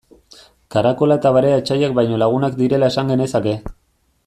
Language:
Basque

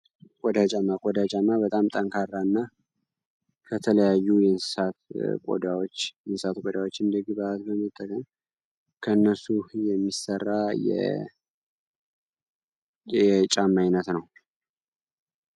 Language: Amharic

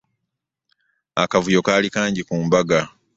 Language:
Ganda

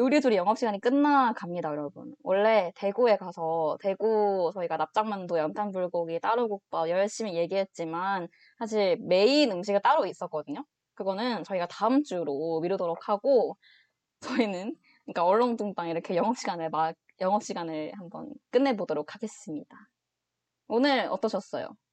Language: Korean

